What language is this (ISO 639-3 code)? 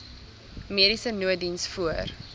afr